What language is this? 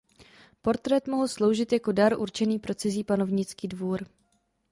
Czech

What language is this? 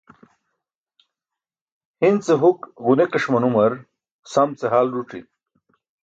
Burushaski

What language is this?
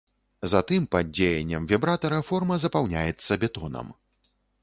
Belarusian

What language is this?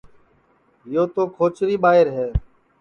Sansi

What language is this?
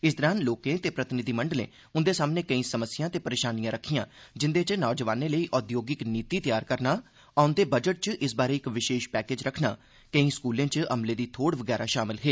Dogri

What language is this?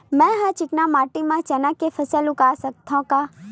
Chhattisgarhi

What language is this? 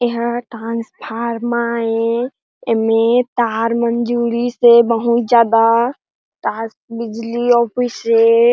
Chhattisgarhi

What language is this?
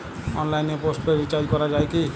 Bangla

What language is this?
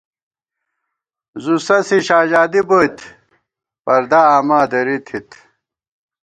Gawar-Bati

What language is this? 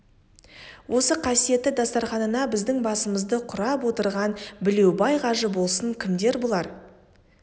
Kazakh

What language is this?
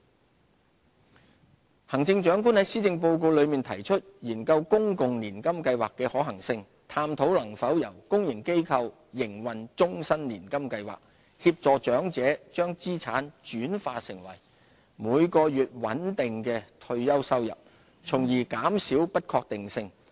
Cantonese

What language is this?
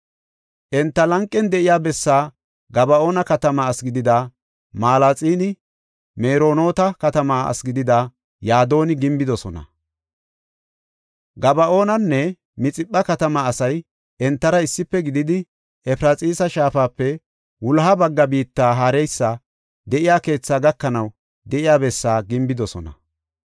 Gofa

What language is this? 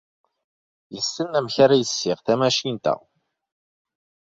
Kabyle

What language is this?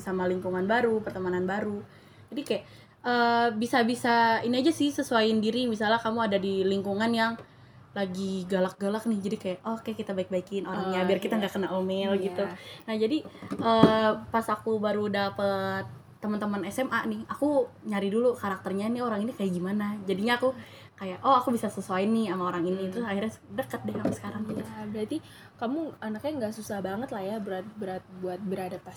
Indonesian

